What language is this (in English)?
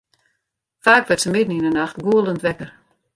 Western Frisian